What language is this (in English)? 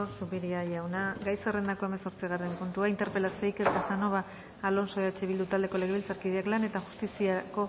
Basque